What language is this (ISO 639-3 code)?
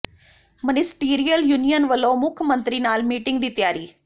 pan